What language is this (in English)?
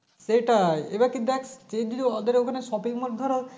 Bangla